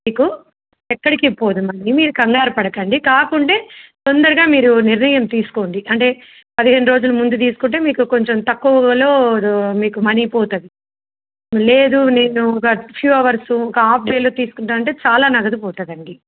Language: Telugu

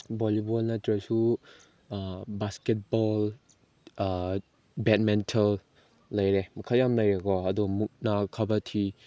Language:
Manipuri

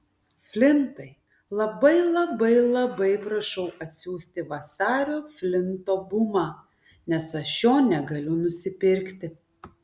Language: Lithuanian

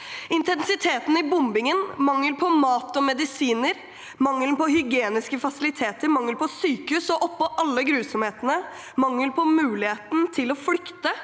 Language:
Norwegian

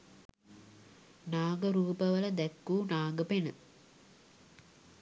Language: Sinhala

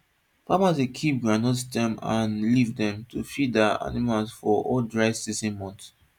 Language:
Nigerian Pidgin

